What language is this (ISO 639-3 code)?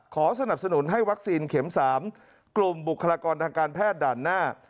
tha